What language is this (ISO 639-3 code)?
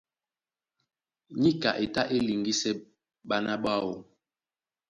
dua